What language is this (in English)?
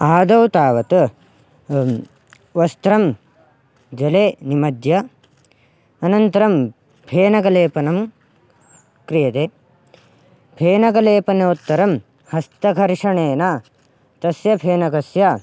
Sanskrit